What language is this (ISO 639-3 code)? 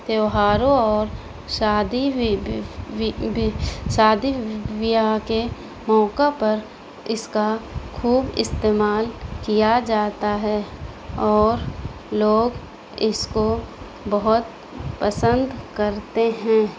urd